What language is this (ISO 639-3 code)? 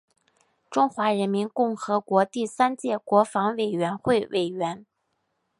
zho